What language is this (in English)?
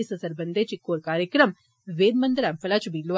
Dogri